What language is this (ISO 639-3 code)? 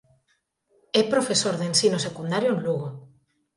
glg